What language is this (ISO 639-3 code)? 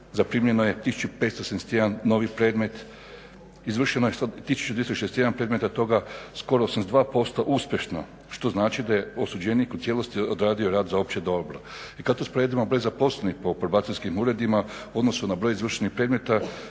hrv